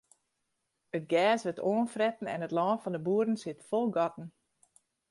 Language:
Western Frisian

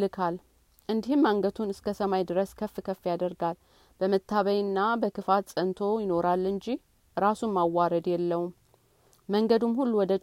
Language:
Amharic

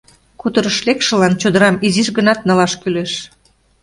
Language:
Mari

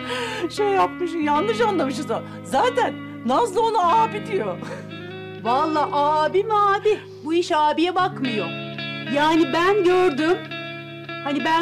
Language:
Turkish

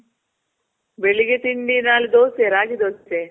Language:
Kannada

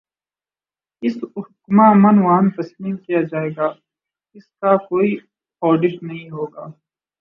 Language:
Urdu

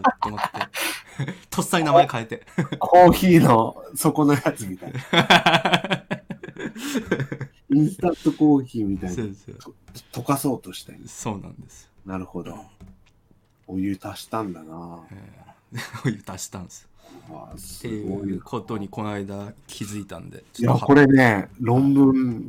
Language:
Japanese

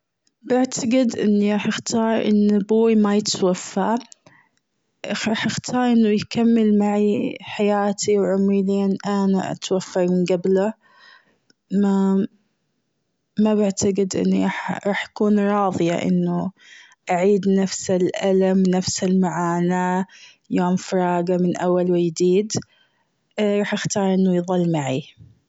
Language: Gulf Arabic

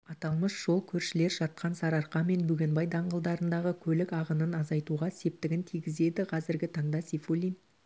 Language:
Kazakh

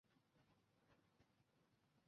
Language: Chinese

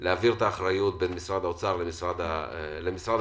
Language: Hebrew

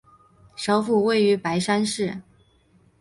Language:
Chinese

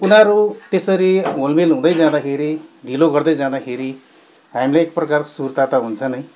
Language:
Nepali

